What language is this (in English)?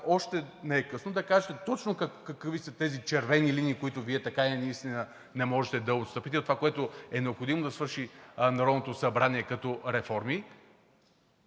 Bulgarian